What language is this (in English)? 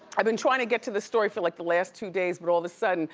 English